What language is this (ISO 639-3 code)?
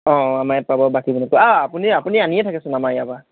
asm